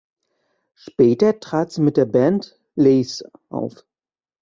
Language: German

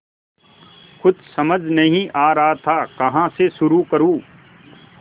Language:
Hindi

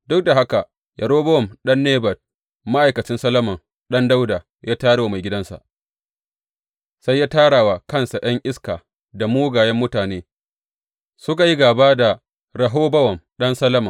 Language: Hausa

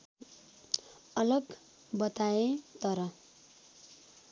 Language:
Nepali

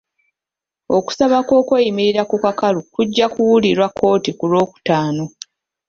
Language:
Ganda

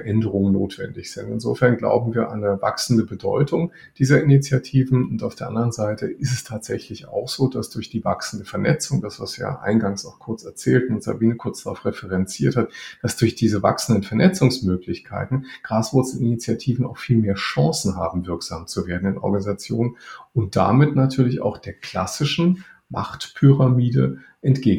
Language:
German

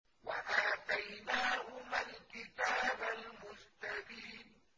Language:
Arabic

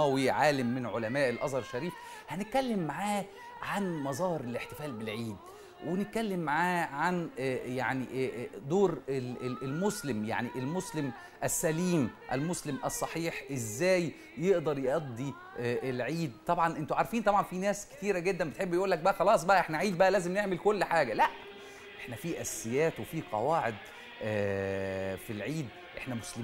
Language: Arabic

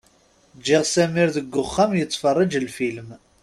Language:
Kabyle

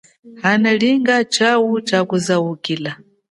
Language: Chokwe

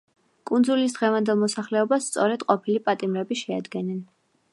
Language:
Georgian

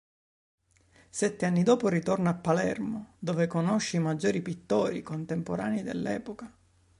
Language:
Italian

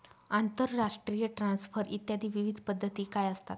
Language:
Marathi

